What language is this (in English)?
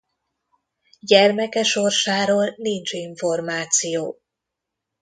Hungarian